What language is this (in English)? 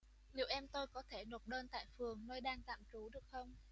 Vietnamese